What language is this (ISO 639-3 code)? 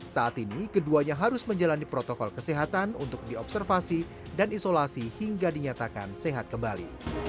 ind